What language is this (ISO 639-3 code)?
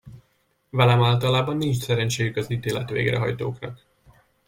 hun